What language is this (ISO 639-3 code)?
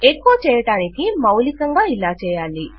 tel